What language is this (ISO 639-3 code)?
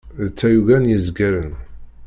kab